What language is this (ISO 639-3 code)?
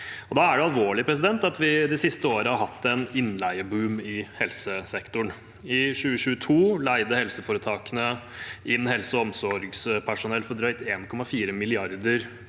nor